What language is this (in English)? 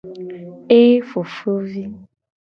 Gen